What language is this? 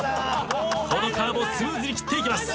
Japanese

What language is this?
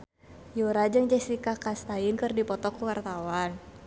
Sundanese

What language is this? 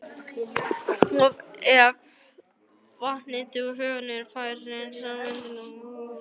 Icelandic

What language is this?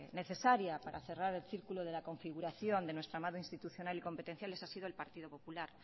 Spanish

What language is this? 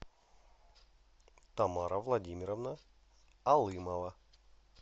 Russian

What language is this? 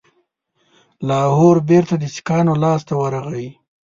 Pashto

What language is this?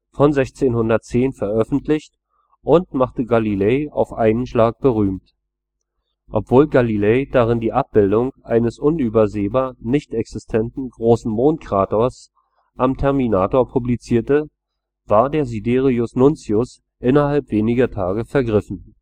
German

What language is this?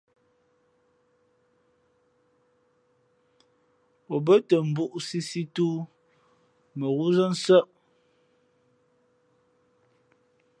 Fe'fe'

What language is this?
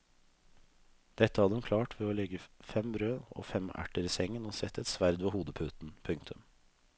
Norwegian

